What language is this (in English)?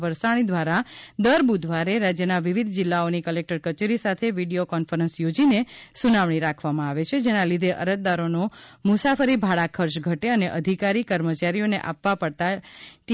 Gujarati